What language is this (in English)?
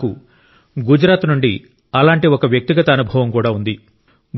Telugu